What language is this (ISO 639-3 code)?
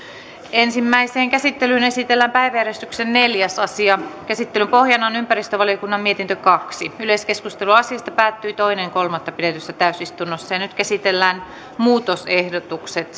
fin